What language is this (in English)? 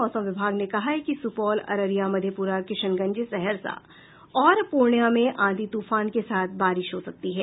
Hindi